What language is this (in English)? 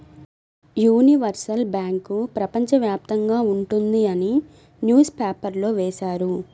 Telugu